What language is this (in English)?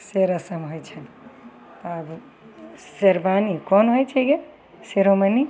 Maithili